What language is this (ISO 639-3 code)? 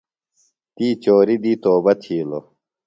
phl